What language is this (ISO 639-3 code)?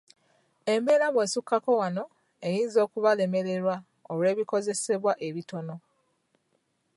lug